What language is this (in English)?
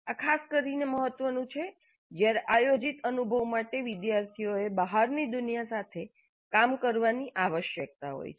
Gujarati